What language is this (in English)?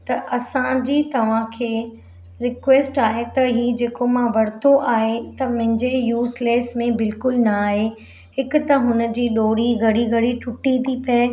Sindhi